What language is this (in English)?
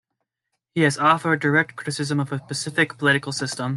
English